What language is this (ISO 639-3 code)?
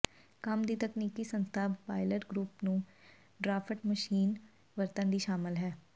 pan